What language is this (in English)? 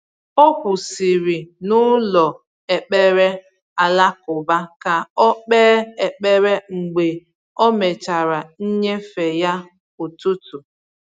Igbo